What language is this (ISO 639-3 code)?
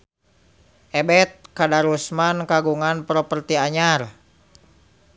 sun